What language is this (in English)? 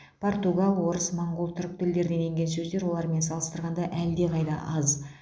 Kazakh